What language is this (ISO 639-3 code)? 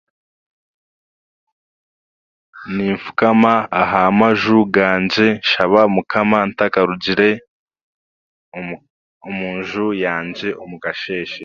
cgg